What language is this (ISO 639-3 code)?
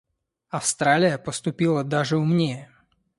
rus